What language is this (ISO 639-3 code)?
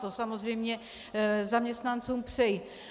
ces